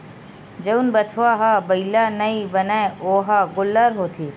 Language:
Chhattisgarhi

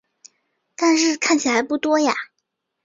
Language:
Chinese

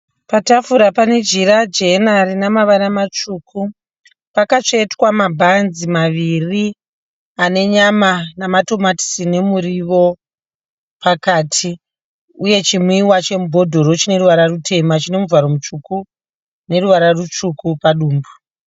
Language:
Shona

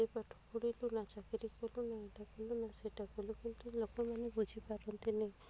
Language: Odia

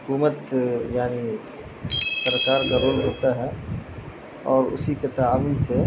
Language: Urdu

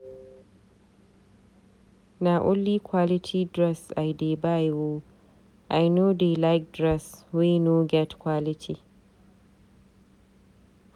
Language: Nigerian Pidgin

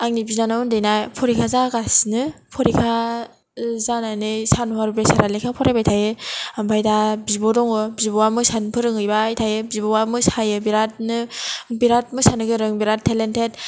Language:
Bodo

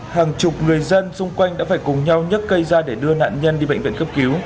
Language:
Vietnamese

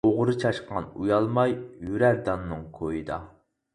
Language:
Uyghur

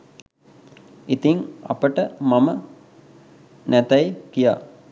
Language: Sinhala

